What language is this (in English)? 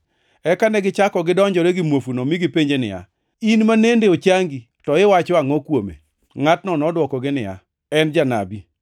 Luo (Kenya and Tanzania)